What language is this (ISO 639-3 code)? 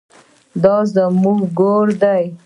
pus